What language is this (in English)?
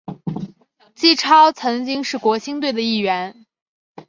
Chinese